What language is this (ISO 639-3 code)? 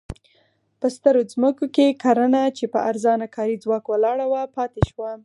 pus